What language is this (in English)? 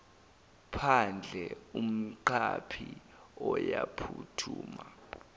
Zulu